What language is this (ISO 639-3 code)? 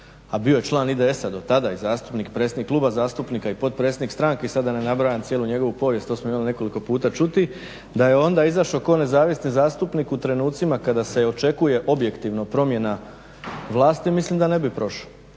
hrv